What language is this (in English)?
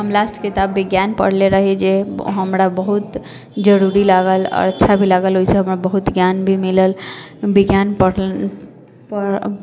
Maithili